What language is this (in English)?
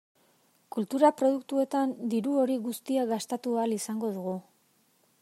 Basque